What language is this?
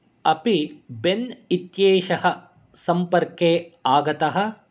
Sanskrit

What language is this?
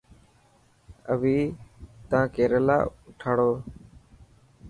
Dhatki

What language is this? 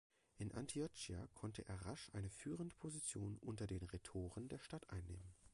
German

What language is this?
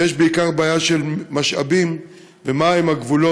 Hebrew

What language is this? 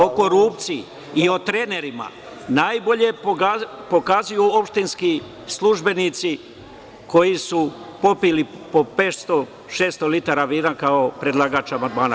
Serbian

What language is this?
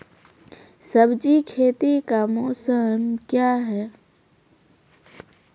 Maithili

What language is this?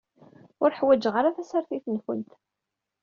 Kabyle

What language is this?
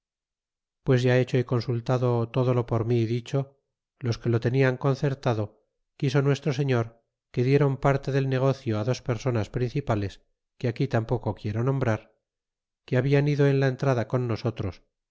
Spanish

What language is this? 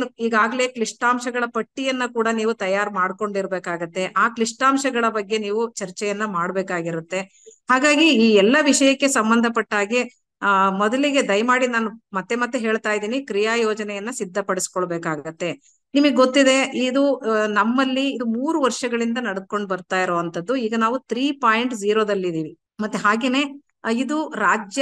Kannada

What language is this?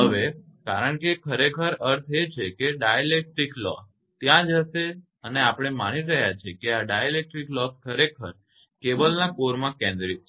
Gujarati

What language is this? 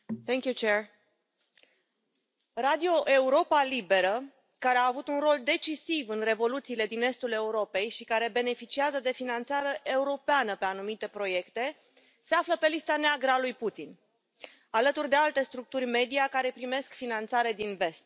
Romanian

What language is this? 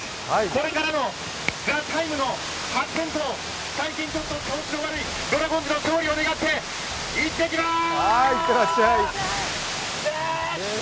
Japanese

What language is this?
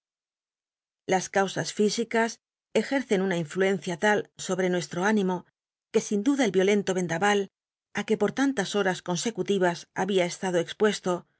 Spanish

